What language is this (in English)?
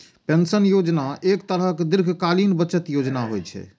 Maithili